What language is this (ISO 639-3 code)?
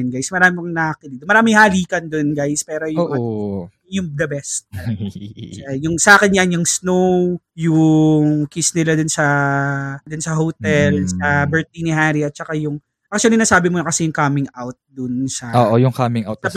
fil